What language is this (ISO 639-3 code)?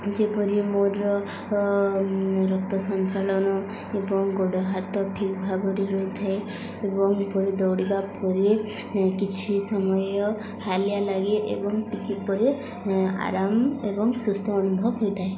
ori